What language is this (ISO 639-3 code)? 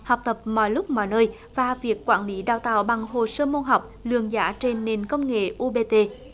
vie